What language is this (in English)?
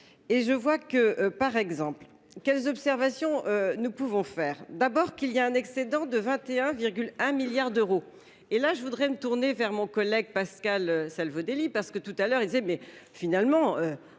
French